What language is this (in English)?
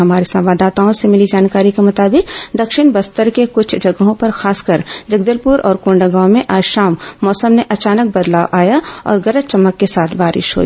Hindi